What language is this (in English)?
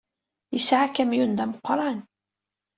Kabyle